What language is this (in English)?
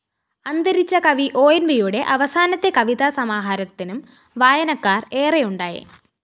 Malayalam